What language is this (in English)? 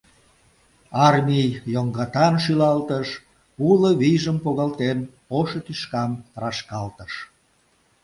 Mari